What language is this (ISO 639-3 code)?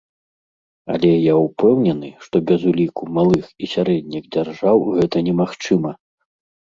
bel